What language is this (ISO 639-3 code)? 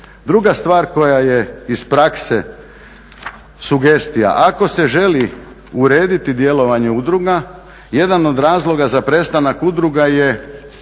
hrv